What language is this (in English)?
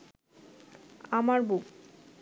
Bangla